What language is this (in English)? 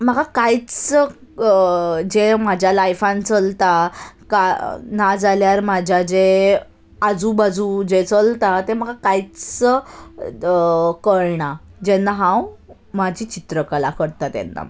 Konkani